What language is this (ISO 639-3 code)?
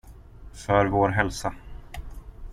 swe